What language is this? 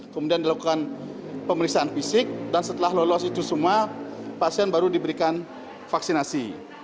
Indonesian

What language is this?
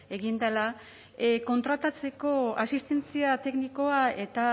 Basque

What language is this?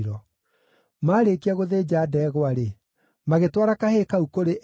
Kikuyu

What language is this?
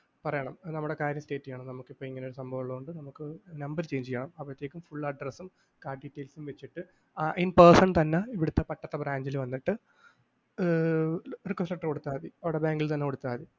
Malayalam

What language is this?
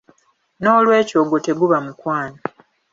Ganda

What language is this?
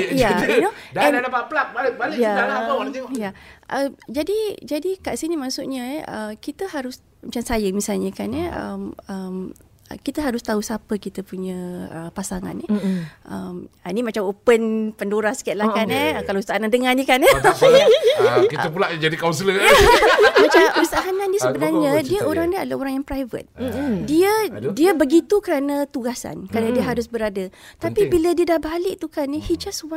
Malay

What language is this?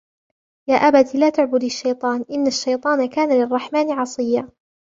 Arabic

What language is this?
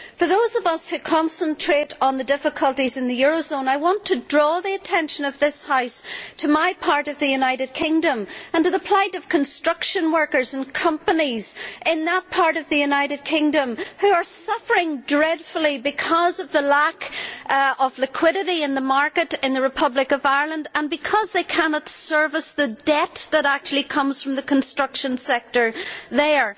English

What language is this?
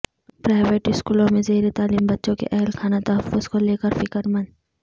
Urdu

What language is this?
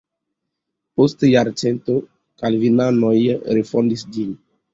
Esperanto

